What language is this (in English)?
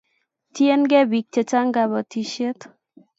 Kalenjin